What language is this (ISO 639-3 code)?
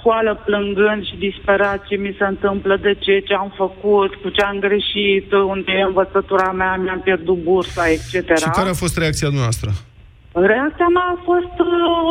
ron